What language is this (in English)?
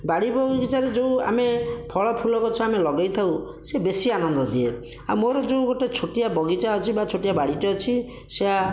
Odia